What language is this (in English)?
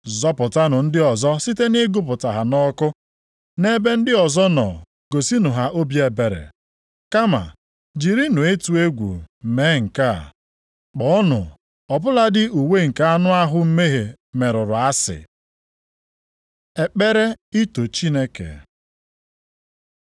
Igbo